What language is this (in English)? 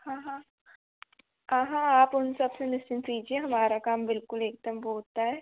Hindi